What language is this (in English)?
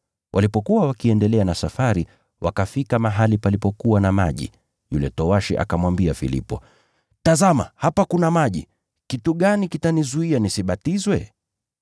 Swahili